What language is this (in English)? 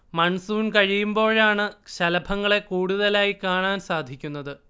Malayalam